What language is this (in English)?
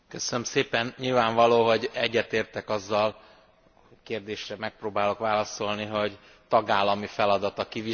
Hungarian